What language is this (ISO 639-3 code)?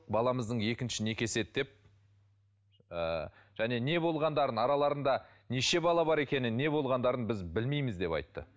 kaz